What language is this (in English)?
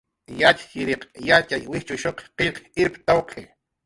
Jaqaru